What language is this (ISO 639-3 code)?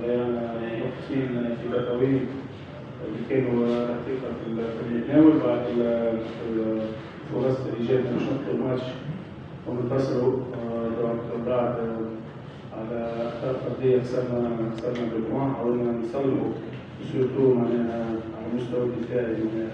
ara